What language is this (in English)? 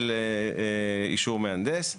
Hebrew